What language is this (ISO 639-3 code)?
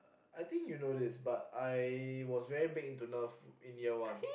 eng